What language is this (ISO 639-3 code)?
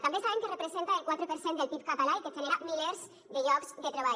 cat